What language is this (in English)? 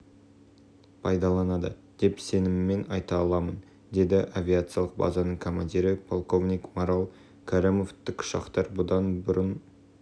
Kazakh